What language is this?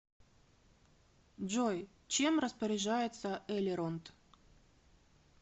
Russian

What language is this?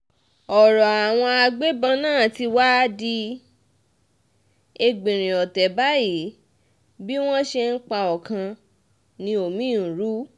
Yoruba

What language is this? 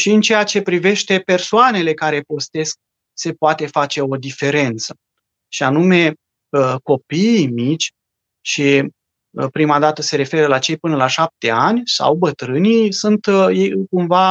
Romanian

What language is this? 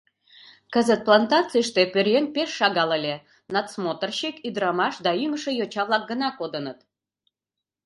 Mari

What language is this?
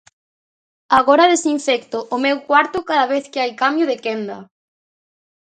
Galician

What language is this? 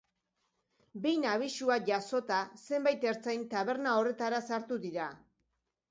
Basque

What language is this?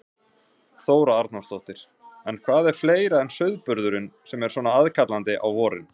Icelandic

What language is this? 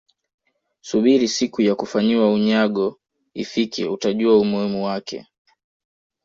Swahili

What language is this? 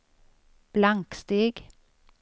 Swedish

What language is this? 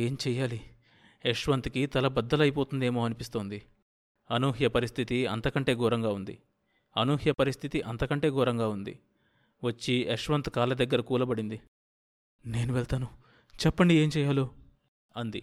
Telugu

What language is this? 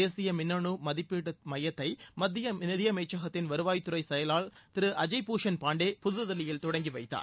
Tamil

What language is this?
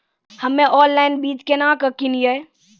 Maithili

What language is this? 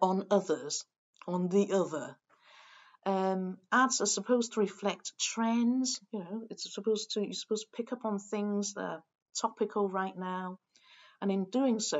English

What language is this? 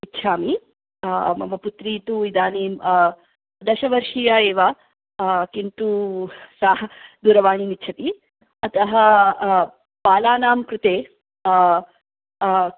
Sanskrit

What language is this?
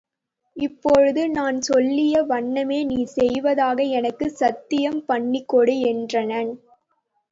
Tamil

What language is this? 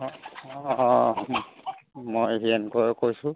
Assamese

